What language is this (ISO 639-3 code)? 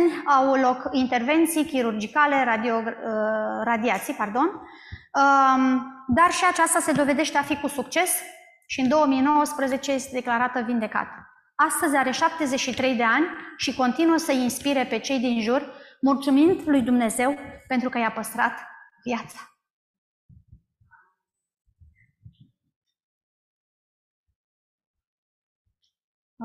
ron